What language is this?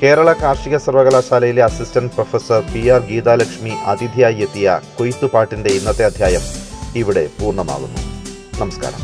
Malayalam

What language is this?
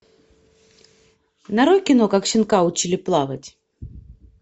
Russian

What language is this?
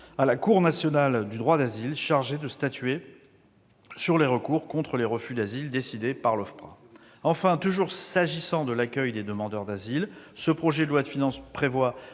French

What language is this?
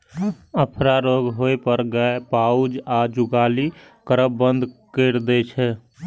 Maithili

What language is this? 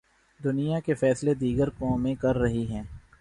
Urdu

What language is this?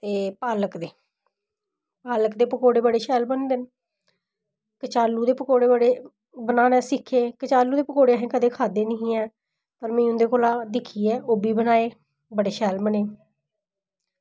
Dogri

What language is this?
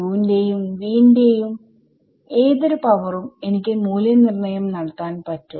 Malayalam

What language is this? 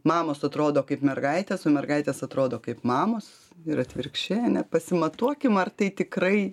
Lithuanian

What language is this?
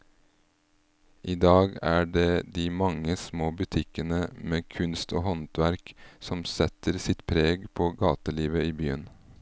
Norwegian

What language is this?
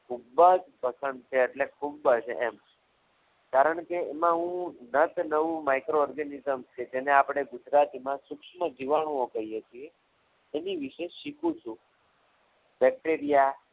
Gujarati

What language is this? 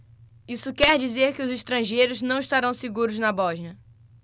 Portuguese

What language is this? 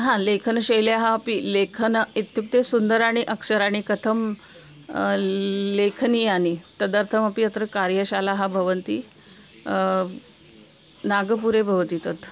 Sanskrit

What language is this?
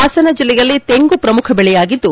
Kannada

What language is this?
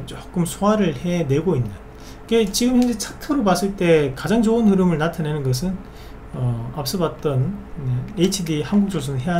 Korean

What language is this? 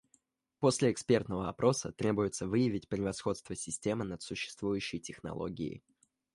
Russian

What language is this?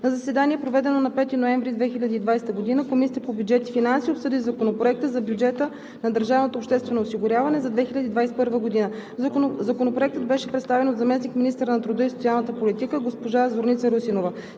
Bulgarian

